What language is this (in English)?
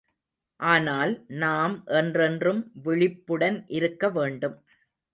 Tamil